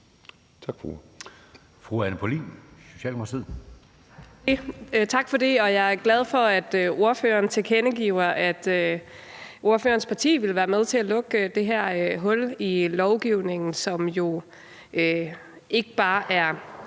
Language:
Danish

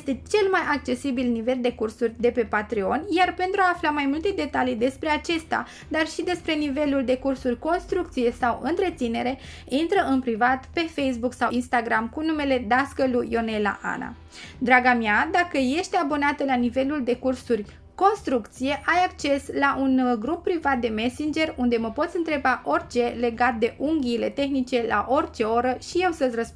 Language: Romanian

